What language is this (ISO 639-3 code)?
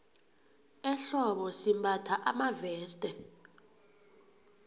nbl